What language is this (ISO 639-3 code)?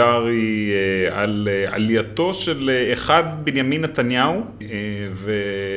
heb